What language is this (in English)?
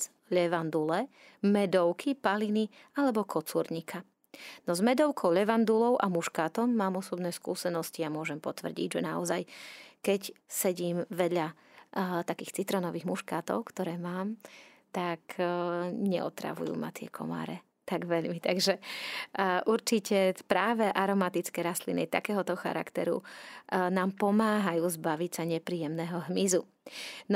Slovak